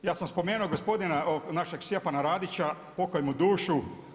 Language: Croatian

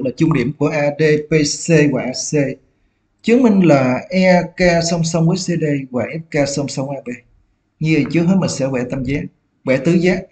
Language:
Vietnamese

